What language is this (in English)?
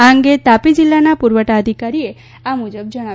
Gujarati